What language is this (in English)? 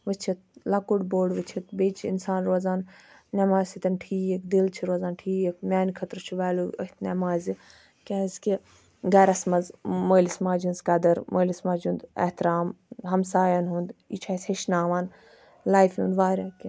Kashmiri